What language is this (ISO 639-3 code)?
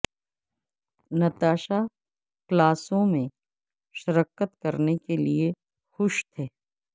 urd